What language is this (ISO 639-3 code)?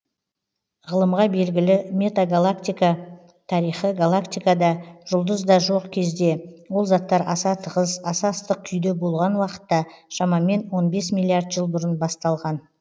kaz